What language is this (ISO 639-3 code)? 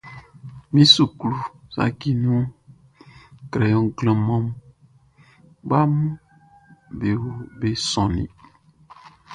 bci